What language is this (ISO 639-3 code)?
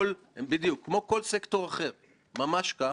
heb